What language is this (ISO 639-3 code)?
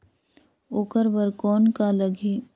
hne